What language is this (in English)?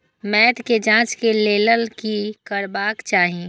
Maithili